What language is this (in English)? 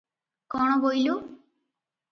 Odia